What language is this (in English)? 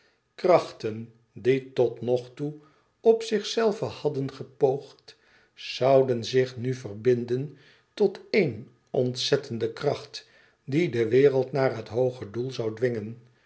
Dutch